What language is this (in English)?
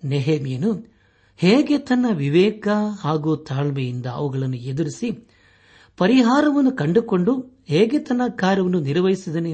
Kannada